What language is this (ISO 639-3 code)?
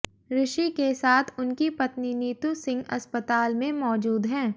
hin